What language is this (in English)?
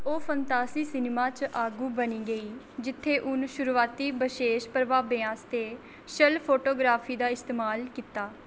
Dogri